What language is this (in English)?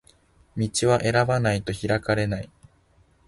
Japanese